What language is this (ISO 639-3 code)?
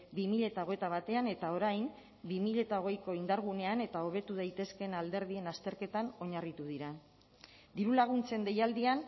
eus